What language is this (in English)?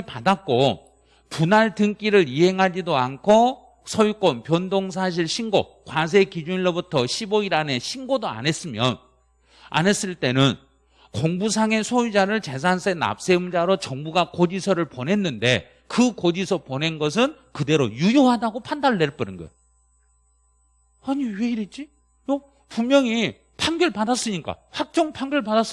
Korean